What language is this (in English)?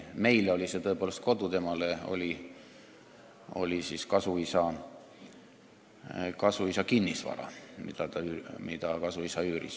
Estonian